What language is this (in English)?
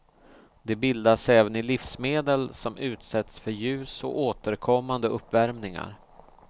Swedish